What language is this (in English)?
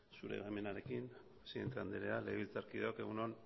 Basque